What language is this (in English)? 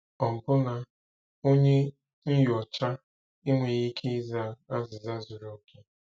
Igbo